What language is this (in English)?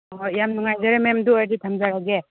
Manipuri